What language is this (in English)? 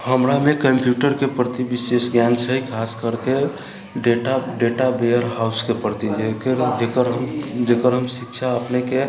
Maithili